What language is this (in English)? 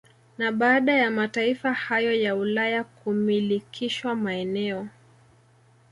Swahili